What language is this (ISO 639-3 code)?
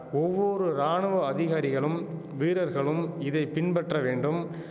tam